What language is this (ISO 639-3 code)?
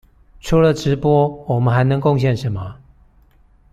zho